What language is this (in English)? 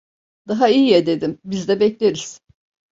Turkish